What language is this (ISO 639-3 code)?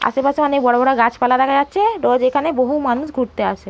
ben